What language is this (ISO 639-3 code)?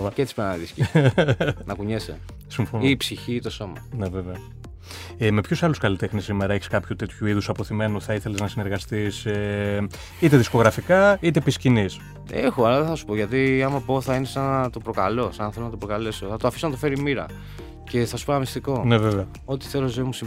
ell